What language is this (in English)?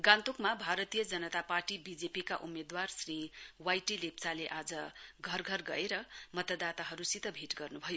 Nepali